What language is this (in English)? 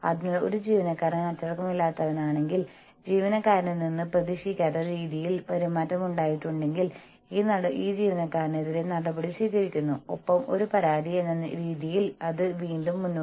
Malayalam